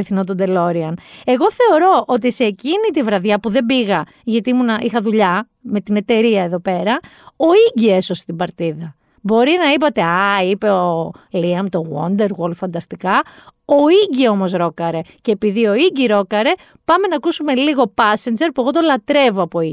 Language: Greek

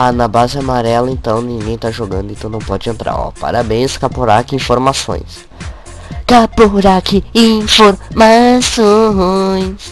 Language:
Portuguese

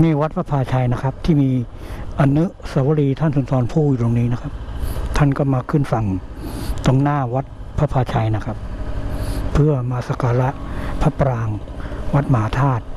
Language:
Thai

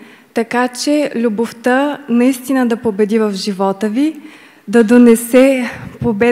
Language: Bulgarian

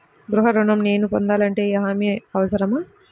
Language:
Telugu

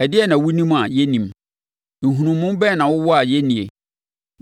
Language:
Akan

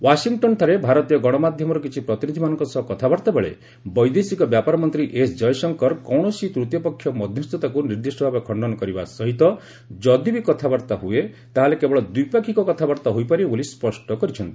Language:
Odia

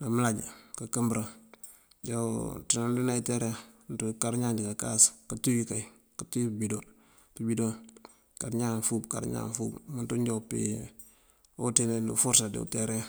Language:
Mandjak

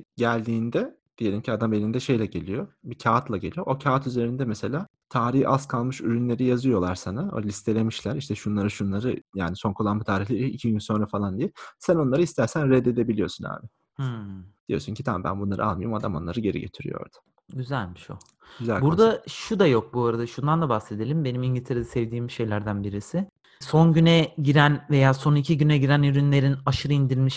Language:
Turkish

